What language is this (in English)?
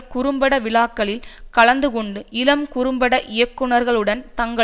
Tamil